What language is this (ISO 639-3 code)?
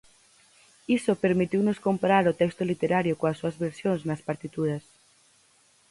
glg